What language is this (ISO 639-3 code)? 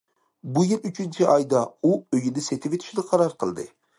uig